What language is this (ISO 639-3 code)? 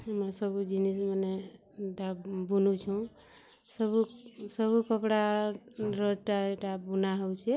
ori